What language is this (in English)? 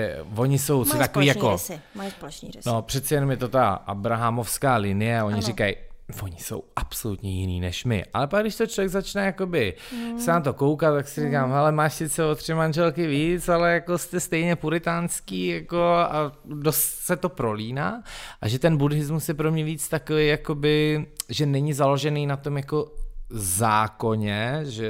Czech